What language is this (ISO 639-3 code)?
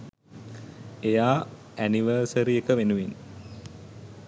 sin